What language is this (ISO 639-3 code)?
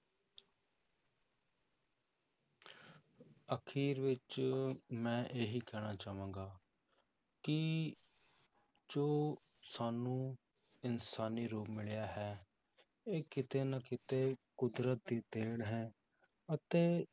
pan